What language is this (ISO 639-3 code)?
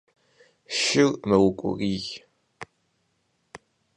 kbd